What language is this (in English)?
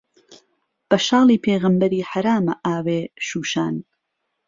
Central Kurdish